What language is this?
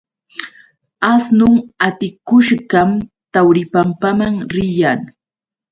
Yauyos Quechua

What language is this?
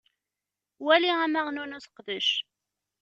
Kabyle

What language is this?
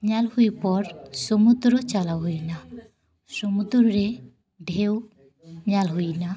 Santali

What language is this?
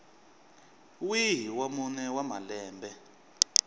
Tsonga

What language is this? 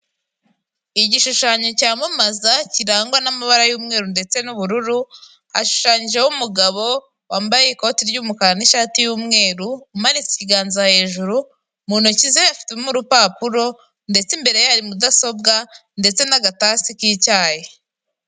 Kinyarwanda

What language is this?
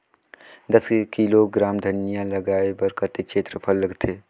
Chhattisgarhi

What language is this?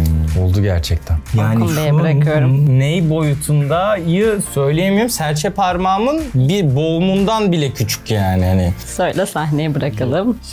Turkish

